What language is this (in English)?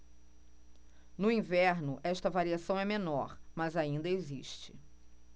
Portuguese